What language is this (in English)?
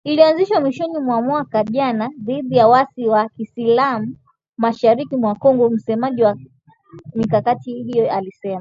Swahili